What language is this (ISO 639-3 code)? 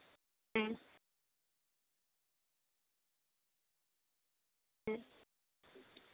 sat